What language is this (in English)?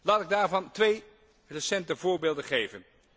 Dutch